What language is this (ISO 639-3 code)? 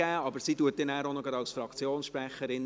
gsw